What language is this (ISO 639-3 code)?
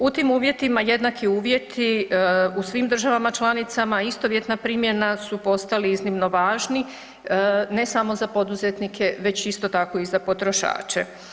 hrv